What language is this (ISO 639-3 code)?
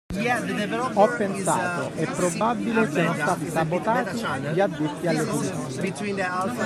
ita